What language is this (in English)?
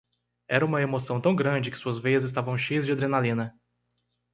Portuguese